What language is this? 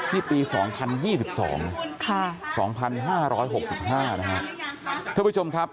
Thai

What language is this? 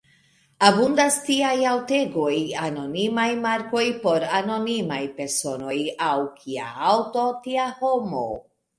Esperanto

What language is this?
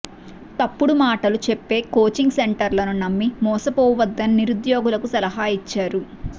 Telugu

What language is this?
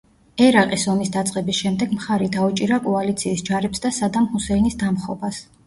Georgian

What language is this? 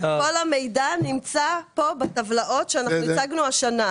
Hebrew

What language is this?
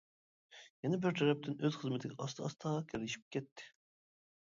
Uyghur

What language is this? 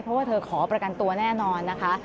Thai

